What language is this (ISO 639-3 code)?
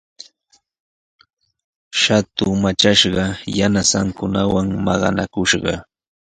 qws